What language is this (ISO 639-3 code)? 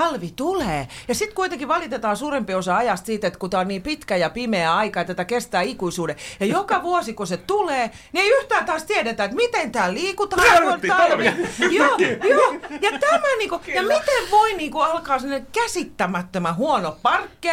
fin